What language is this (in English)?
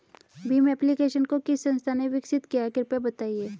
Hindi